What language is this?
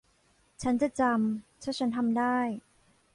Thai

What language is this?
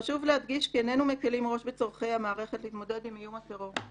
Hebrew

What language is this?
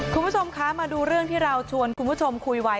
Thai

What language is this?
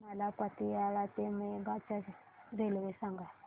Marathi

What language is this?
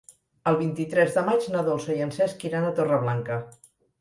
Catalan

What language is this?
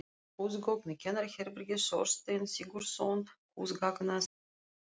Icelandic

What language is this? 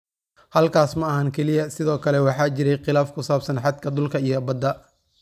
Somali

